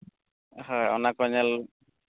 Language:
Santali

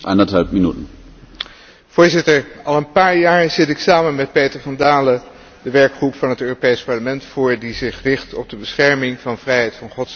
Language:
Dutch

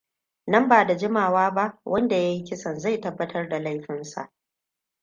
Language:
Hausa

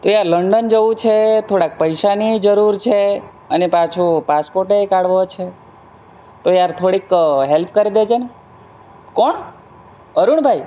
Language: Gujarati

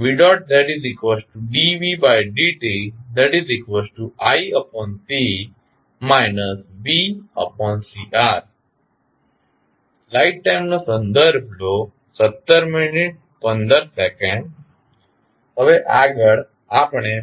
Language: Gujarati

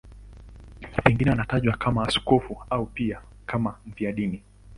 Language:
Swahili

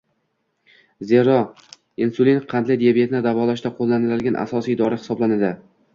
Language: Uzbek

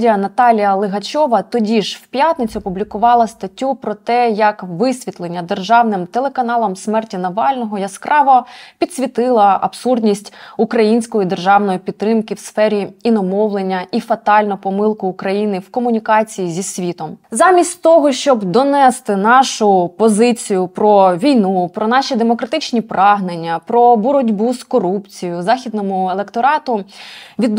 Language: Ukrainian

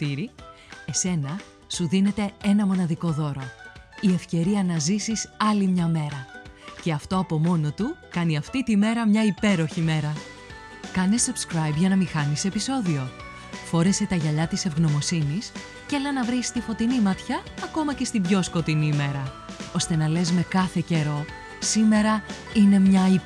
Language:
Greek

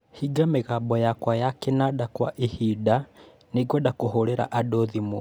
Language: Kikuyu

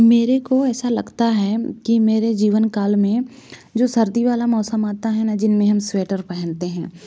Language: Hindi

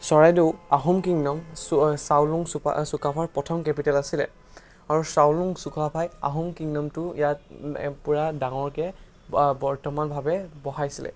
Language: Assamese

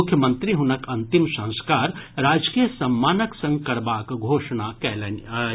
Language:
Maithili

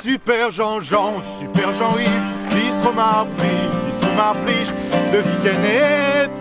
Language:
French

